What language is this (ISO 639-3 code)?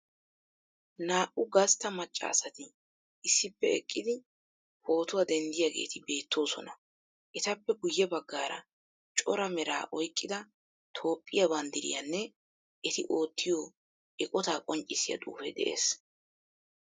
wal